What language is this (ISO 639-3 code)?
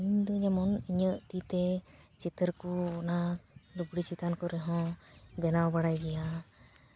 sat